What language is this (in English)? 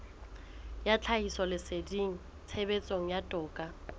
Southern Sotho